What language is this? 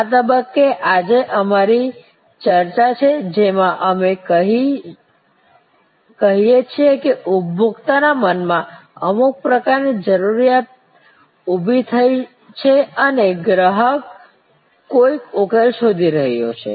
Gujarati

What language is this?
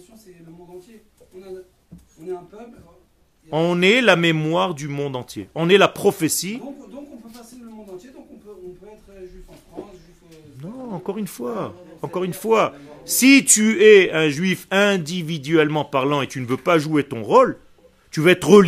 French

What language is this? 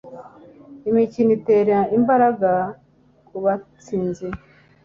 Kinyarwanda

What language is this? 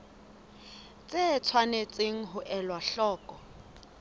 Southern Sotho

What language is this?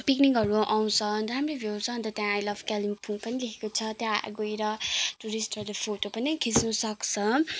Nepali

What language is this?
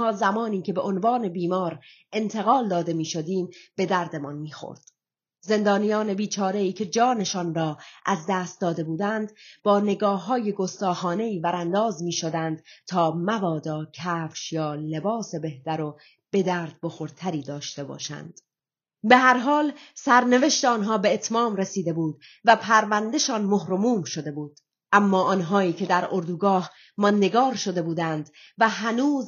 Persian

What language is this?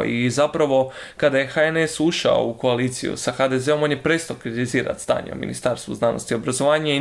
Croatian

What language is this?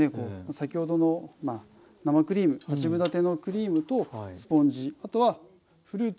Japanese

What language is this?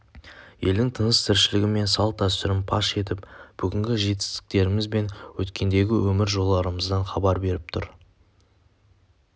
Kazakh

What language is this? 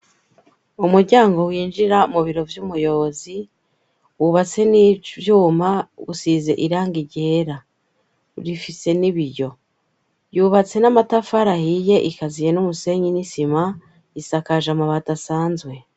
Rundi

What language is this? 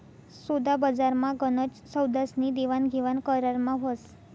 Marathi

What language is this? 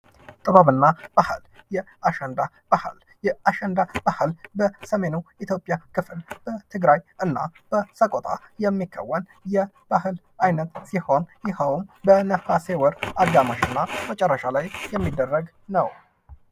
Amharic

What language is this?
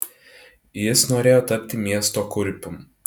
Lithuanian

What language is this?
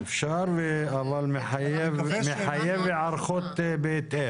Hebrew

